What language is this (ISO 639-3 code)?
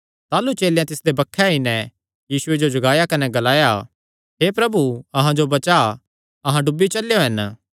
xnr